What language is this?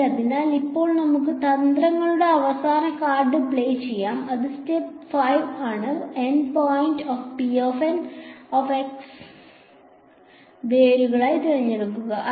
Malayalam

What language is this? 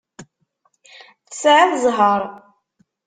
Kabyle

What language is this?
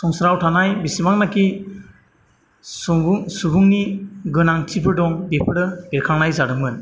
Bodo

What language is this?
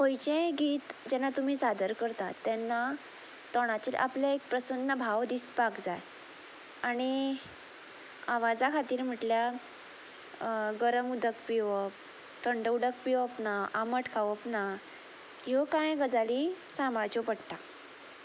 Konkani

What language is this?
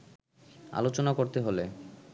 Bangla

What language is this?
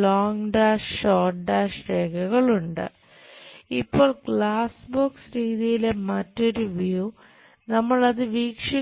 Malayalam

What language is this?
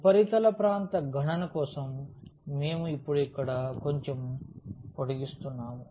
Telugu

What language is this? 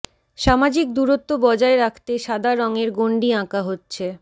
Bangla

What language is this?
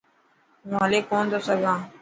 Dhatki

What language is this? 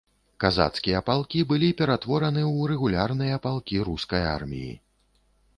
Belarusian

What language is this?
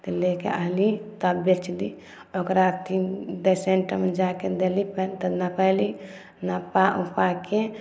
Maithili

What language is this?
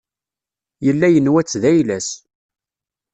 Kabyle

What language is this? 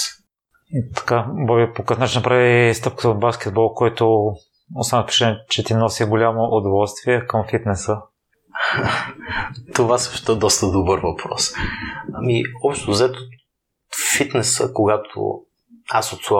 Bulgarian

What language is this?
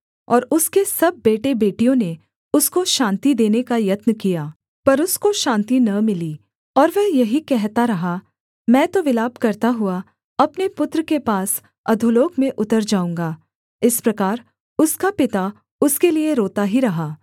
Hindi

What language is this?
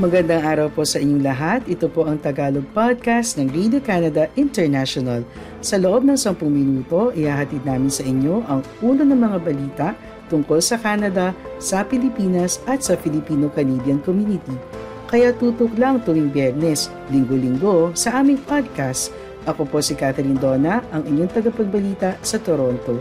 Filipino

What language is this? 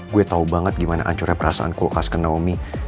Indonesian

